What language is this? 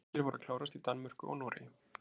Icelandic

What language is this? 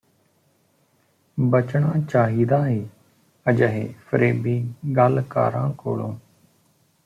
Punjabi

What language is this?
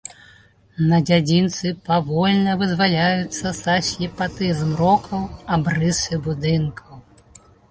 Belarusian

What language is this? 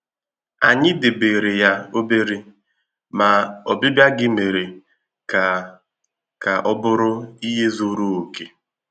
Igbo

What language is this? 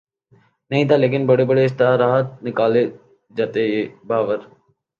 Urdu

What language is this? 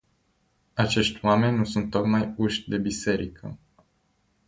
Romanian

